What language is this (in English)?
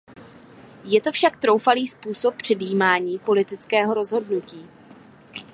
Czech